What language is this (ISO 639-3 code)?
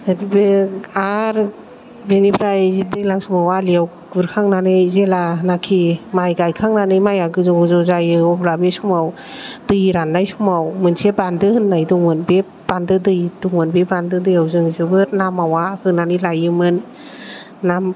brx